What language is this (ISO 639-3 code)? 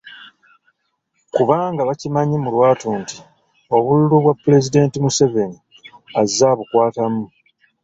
lug